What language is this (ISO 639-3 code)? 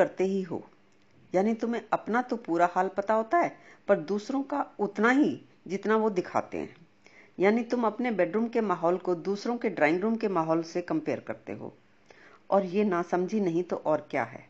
hin